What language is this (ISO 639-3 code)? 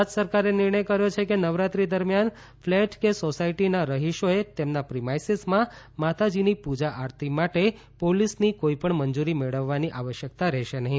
guj